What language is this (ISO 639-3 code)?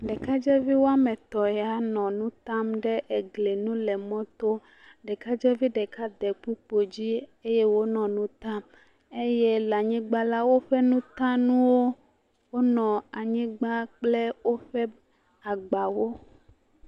ewe